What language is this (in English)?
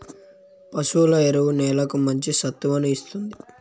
Telugu